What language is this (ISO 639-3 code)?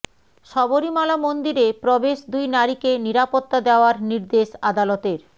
ben